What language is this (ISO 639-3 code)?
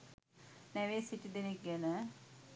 sin